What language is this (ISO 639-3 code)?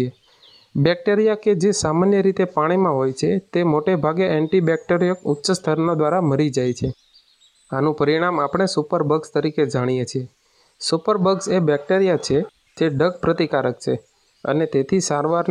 guj